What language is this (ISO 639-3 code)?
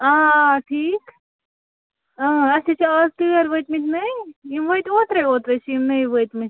kas